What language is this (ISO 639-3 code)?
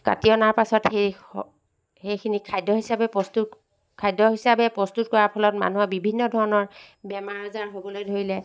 asm